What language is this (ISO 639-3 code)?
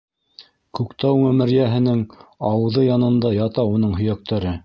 bak